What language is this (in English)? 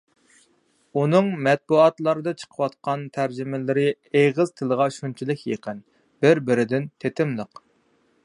Uyghur